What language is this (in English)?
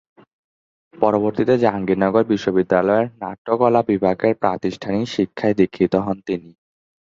Bangla